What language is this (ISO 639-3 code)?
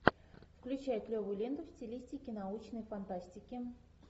rus